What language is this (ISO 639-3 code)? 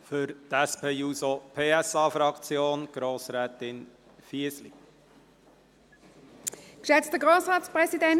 gsw